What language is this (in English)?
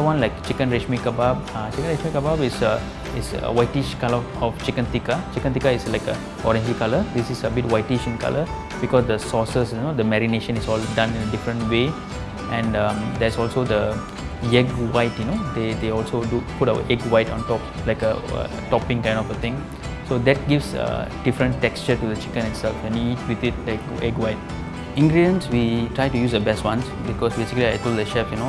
English